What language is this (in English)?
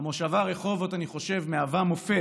Hebrew